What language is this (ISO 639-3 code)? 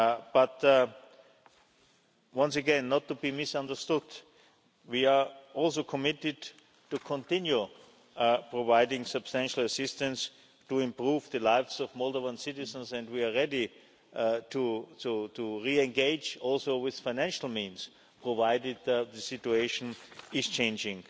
eng